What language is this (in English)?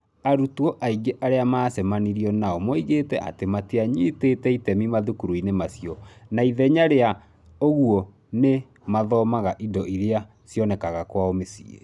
Kikuyu